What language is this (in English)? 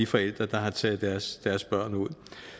Danish